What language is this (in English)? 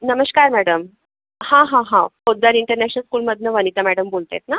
Marathi